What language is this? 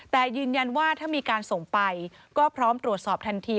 Thai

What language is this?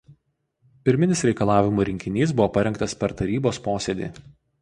Lithuanian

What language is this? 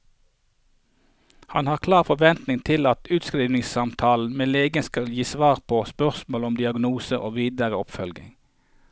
Norwegian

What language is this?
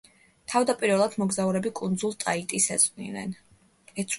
Georgian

